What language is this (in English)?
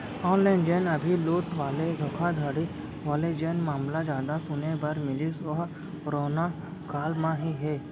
Chhattisgarhi